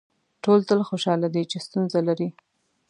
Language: Pashto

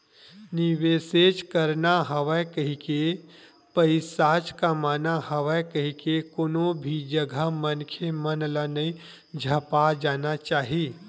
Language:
Chhattisgarhi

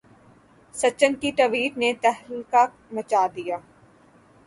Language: Urdu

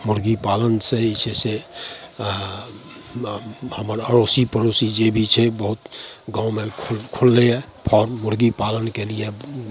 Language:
Maithili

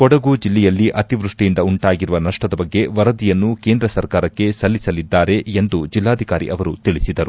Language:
Kannada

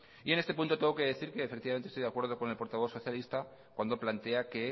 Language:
Spanish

